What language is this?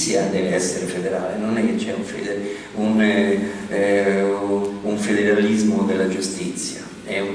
Italian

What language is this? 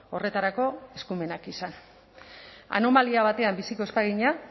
Basque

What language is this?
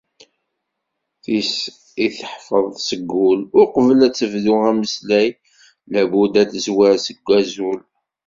Kabyle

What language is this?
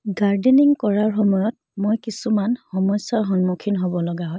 Assamese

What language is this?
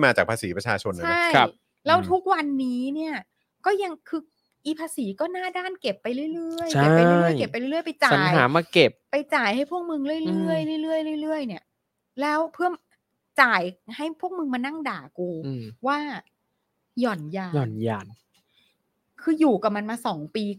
Thai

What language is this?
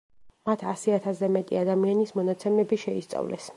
Georgian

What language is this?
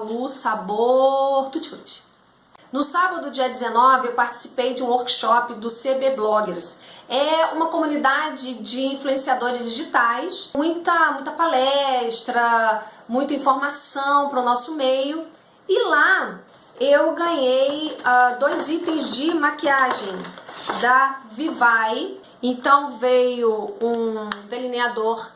Portuguese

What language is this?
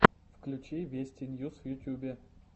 Russian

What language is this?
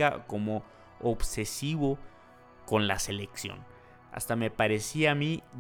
Spanish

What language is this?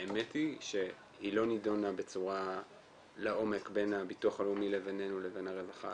Hebrew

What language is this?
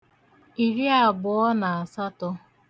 Igbo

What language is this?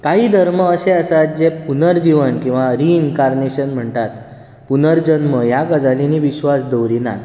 Konkani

